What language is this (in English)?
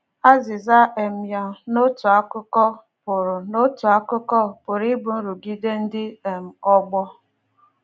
Igbo